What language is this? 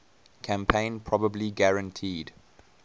English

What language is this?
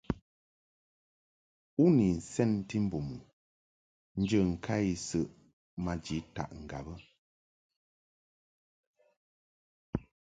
Mungaka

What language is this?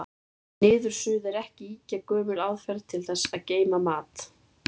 Icelandic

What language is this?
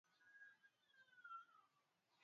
Swahili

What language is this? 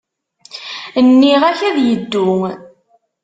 Kabyle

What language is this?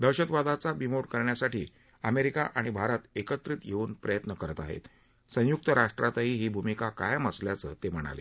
Marathi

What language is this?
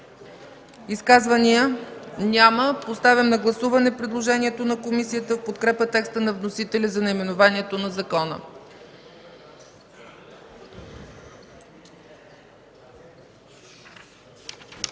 Bulgarian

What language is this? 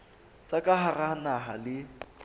Southern Sotho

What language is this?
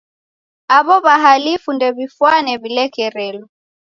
Taita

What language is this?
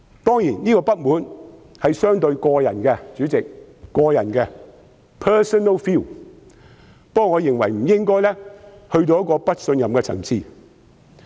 Cantonese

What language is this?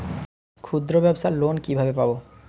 Bangla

